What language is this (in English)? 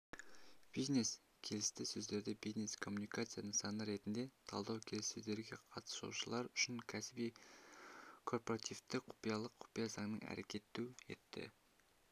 Kazakh